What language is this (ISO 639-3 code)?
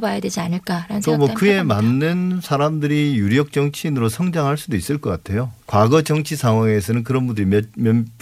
kor